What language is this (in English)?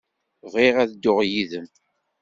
Kabyle